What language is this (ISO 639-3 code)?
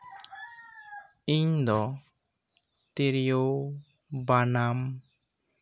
sat